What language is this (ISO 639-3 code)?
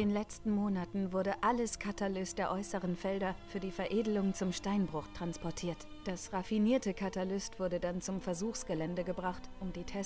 deu